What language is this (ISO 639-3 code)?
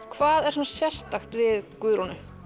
isl